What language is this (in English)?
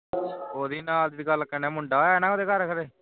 Punjabi